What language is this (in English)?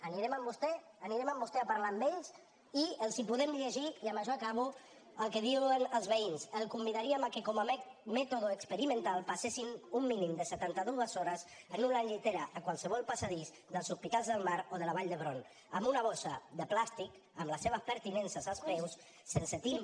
Catalan